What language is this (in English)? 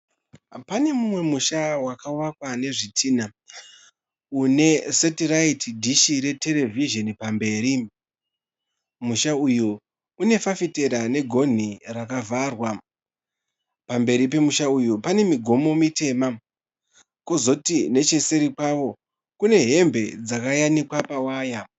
Shona